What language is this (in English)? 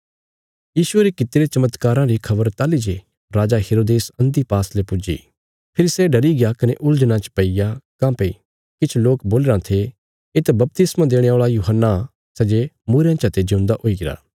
Bilaspuri